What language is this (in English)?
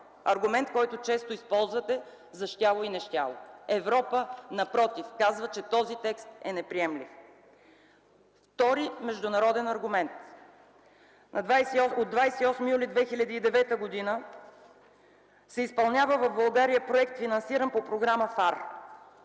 Bulgarian